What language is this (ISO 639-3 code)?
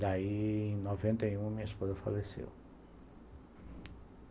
por